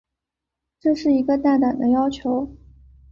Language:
Chinese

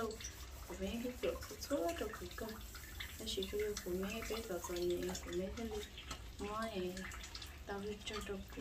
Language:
Vietnamese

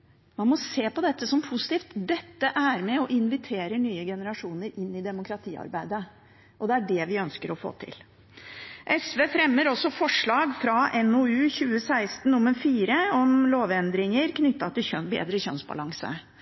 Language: Norwegian Bokmål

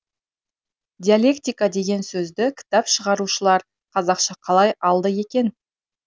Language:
Kazakh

